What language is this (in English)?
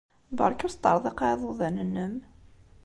Kabyle